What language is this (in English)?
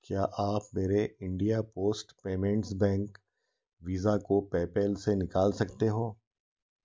Hindi